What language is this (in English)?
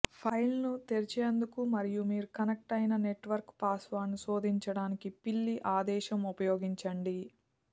Telugu